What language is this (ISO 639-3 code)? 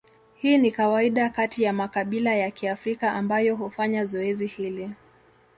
swa